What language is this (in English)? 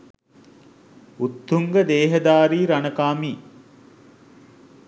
Sinhala